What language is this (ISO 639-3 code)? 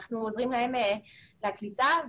heb